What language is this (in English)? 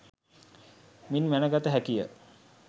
Sinhala